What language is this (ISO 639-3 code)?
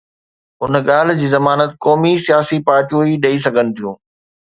snd